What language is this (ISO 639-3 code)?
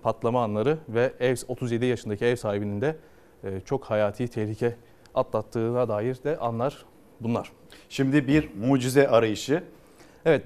tur